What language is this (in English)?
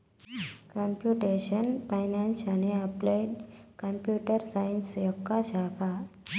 Telugu